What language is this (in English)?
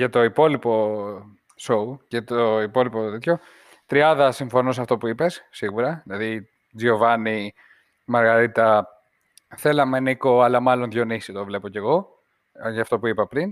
Greek